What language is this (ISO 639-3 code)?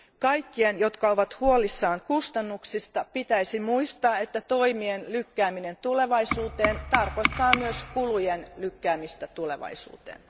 fin